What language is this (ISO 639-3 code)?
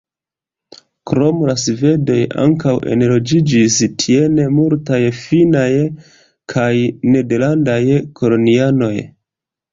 epo